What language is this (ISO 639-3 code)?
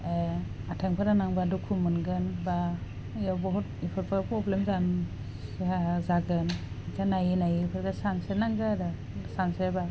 brx